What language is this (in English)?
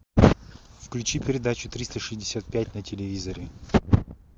Russian